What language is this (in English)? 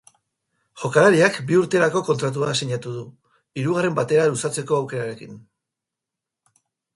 Basque